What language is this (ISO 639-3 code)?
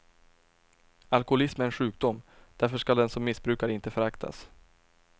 swe